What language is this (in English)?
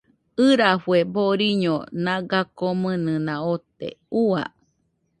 Nüpode Huitoto